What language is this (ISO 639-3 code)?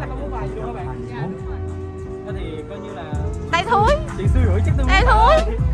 vie